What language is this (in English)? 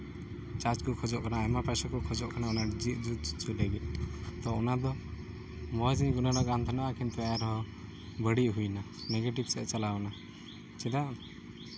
Santali